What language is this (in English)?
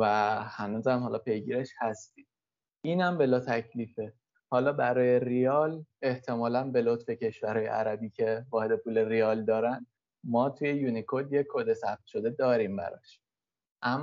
Persian